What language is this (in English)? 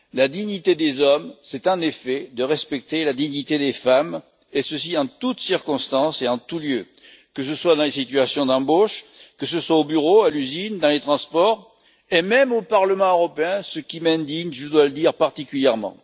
French